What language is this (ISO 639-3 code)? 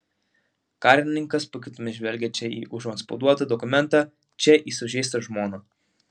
lit